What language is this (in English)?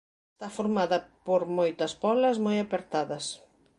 Galician